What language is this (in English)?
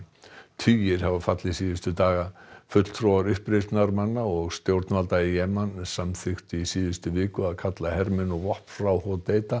Icelandic